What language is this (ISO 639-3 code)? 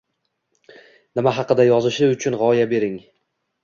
uzb